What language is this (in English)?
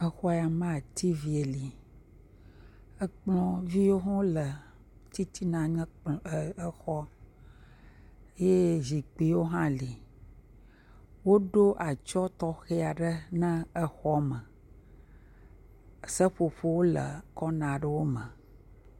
Ewe